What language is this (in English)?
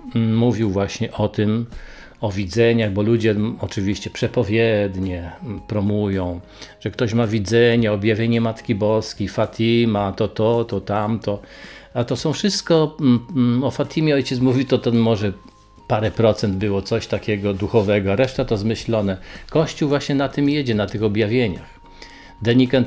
Polish